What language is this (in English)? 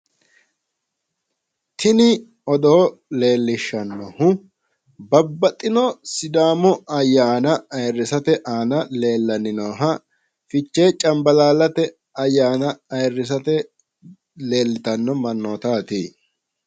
Sidamo